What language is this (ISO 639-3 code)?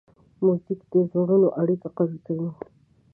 pus